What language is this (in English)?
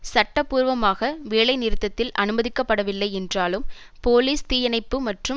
Tamil